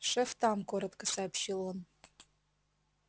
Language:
Russian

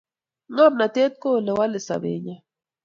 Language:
Kalenjin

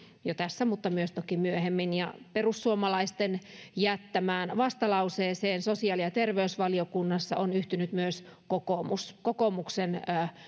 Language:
Finnish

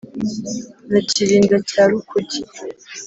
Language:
Kinyarwanda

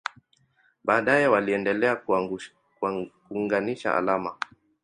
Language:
Swahili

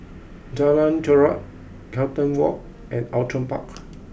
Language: English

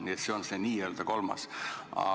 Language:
Estonian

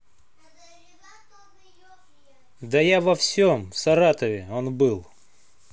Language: Russian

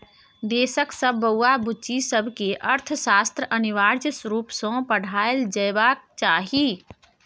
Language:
Maithili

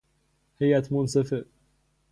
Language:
Persian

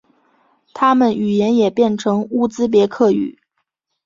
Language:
Chinese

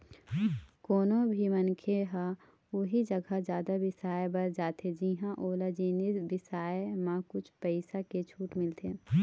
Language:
Chhattisgarhi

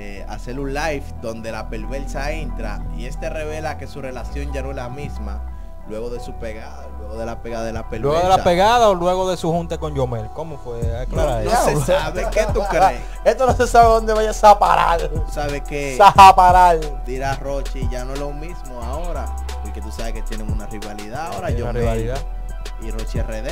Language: Spanish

